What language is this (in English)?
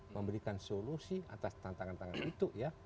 Indonesian